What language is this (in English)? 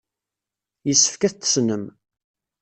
Kabyle